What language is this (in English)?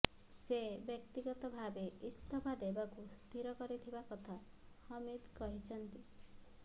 Odia